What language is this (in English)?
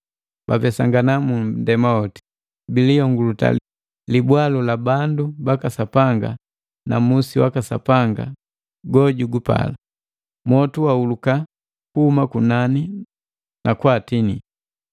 Matengo